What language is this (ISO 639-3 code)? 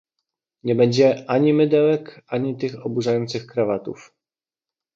pol